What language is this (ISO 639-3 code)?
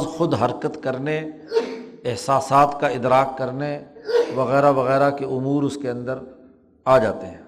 urd